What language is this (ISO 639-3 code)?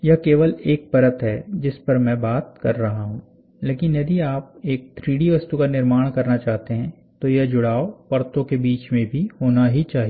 hin